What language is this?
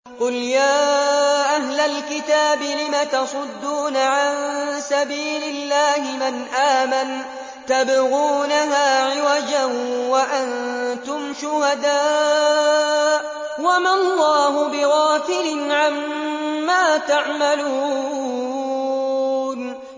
Arabic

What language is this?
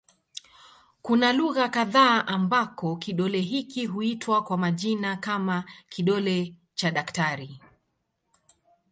Swahili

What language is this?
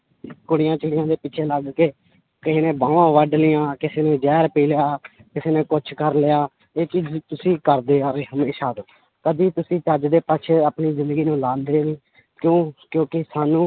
Punjabi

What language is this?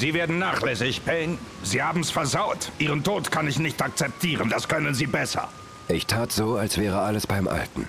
German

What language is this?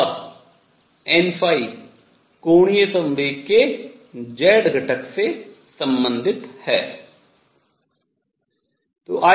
Hindi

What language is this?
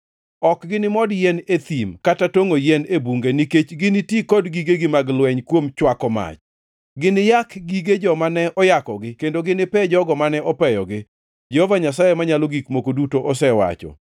Luo (Kenya and Tanzania)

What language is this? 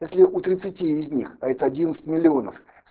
Russian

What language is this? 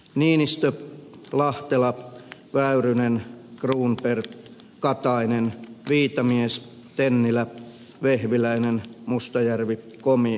Finnish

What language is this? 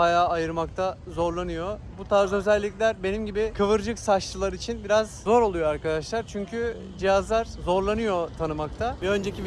Turkish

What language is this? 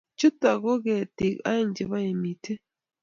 Kalenjin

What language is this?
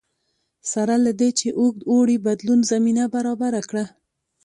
Pashto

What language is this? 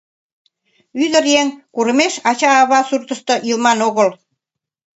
Mari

